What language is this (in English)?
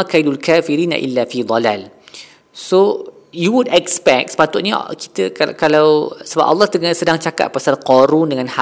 Malay